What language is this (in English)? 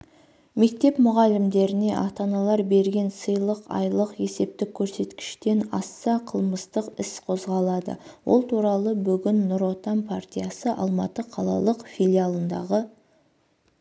Kazakh